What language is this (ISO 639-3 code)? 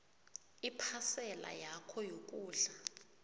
nbl